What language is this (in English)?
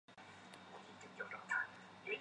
Chinese